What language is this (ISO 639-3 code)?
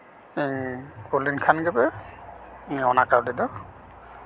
sat